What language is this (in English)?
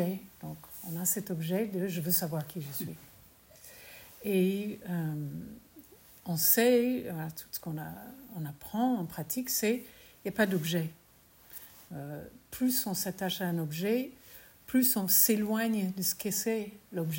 French